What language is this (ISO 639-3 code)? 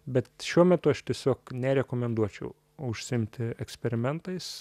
lit